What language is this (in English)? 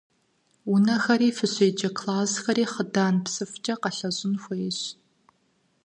Kabardian